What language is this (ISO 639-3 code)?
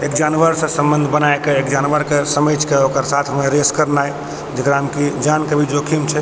mai